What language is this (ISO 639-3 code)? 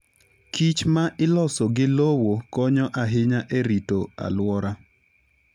luo